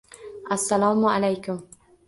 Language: Uzbek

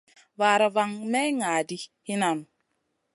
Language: Masana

